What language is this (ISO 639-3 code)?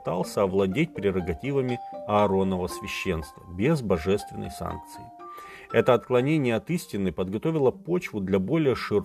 rus